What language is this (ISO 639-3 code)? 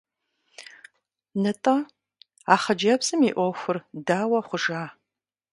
kbd